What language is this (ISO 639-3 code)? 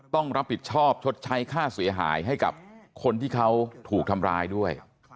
tha